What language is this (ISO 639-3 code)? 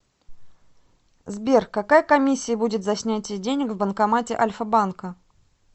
rus